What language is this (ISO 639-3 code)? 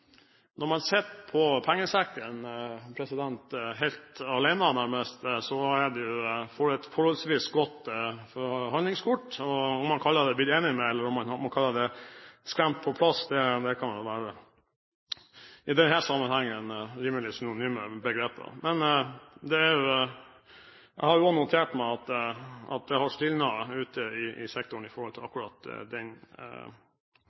nob